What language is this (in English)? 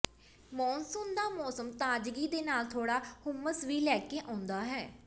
Punjabi